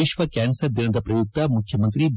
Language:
Kannada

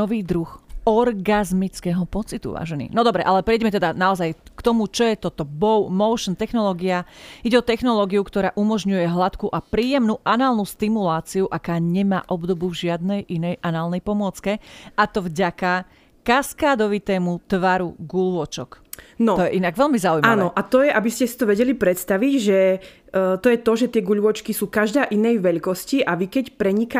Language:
Slovak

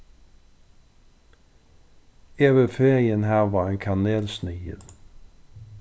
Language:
Faroese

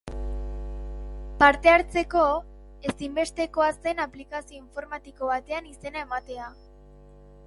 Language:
Basque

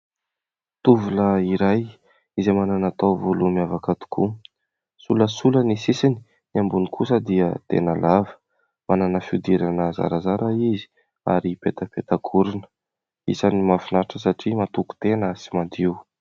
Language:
Malagasy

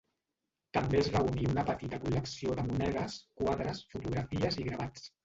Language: Catalan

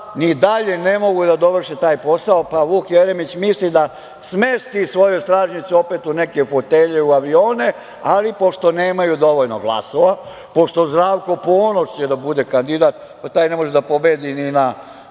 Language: Serbian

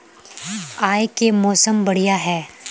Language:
Magahi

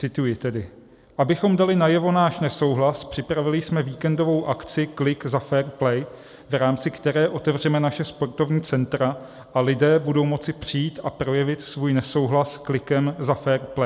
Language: Czech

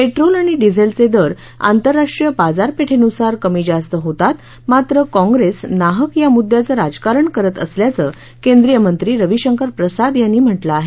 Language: Marathi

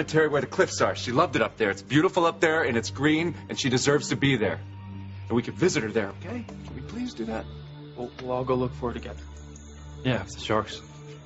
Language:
English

